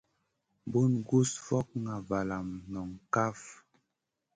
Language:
Masana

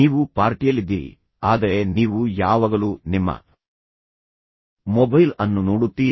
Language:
Kannada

